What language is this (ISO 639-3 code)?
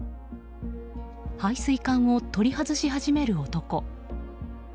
jpn